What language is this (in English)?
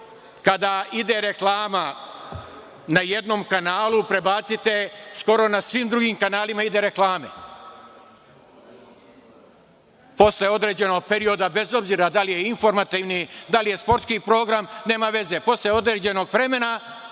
Serbian